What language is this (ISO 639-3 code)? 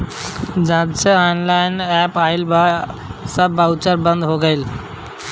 bho